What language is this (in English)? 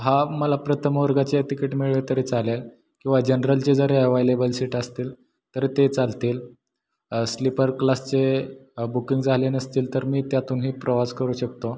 Marathi